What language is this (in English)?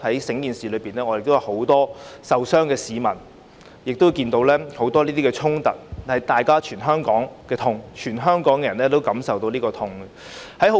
Cantonese